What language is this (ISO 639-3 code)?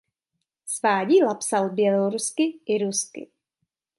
ces